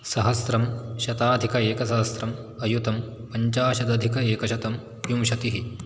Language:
Sanskrit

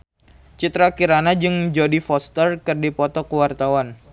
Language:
Sundanese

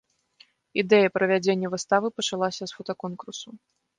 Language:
Belarusian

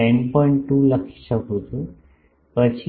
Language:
Gujarati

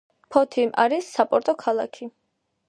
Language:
Georgian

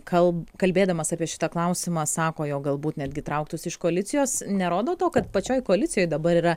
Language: Lithuanian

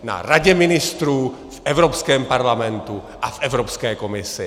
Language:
Czech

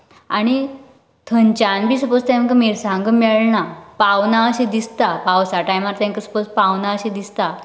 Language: Konkani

